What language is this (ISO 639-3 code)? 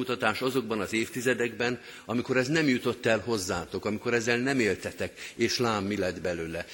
hun